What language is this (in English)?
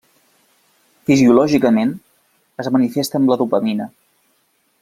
Catalan